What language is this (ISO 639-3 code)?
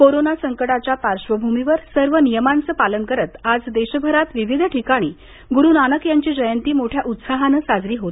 mar